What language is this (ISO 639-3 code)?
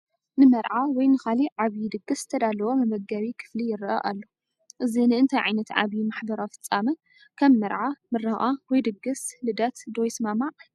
tir